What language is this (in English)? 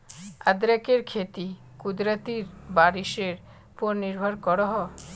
Magahi